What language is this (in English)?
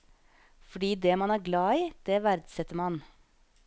Norwegian